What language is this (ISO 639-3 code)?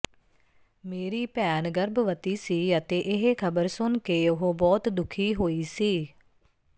pan